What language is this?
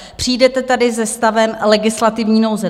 Czech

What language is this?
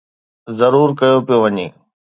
Sindhi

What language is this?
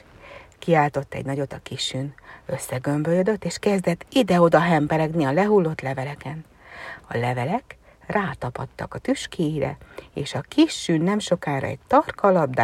Hungarian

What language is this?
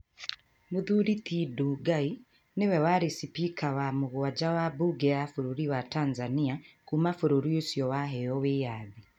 Kikuyu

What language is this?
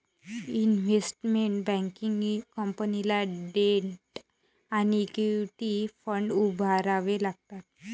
Marathi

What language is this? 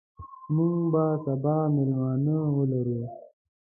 Pashto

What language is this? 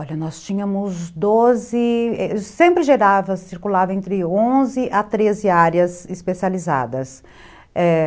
Portuguese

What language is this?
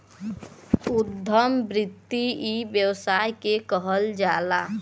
Bhojpuri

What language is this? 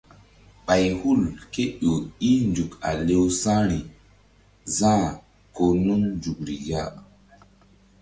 Mbum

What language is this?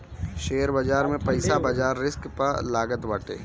Bhojpuri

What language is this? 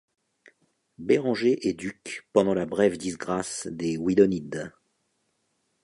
French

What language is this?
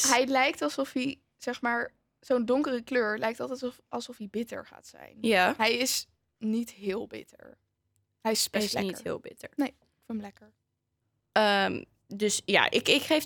Dutch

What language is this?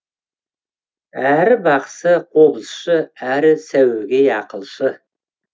Kazakh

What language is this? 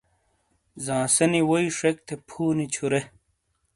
Shina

